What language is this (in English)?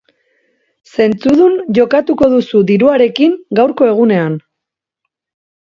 Basque